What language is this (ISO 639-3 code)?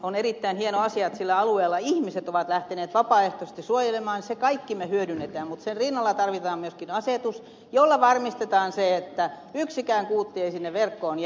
fin